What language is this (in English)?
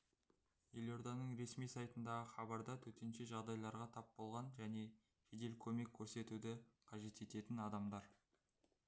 Kazakh